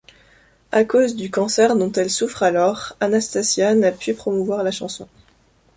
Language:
French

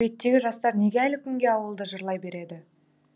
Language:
Kazakh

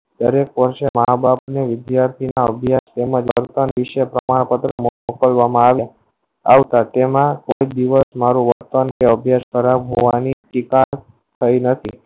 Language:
Gujarati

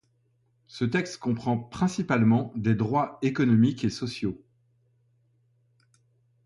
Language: French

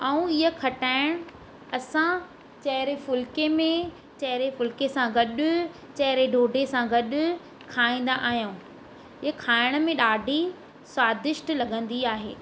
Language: Sindhi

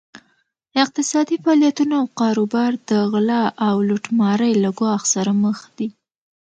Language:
Pashto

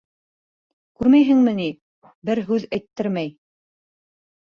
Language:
Bashkir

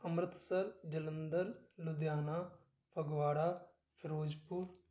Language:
Punjabi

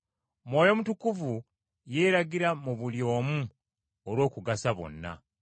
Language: Ganda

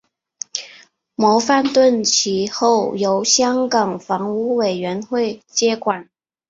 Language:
Chinese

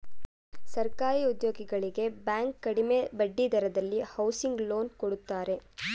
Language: Kannada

